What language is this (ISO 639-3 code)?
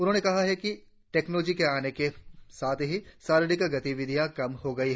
hin